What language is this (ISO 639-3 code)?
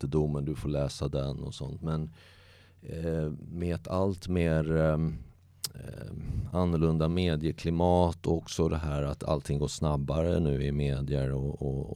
swe